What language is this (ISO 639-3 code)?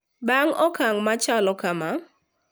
luo